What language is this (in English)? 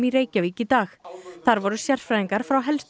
Icelandic